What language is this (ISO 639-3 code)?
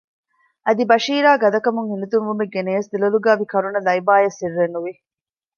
div